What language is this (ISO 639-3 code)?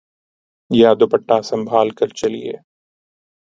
urd